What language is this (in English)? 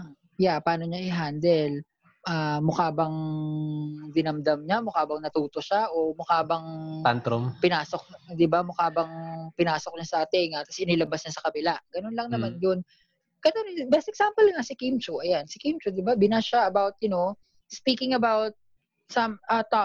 Filipino